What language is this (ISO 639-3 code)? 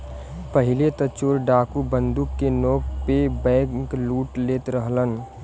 bho